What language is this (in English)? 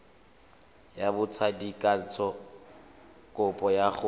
Tswana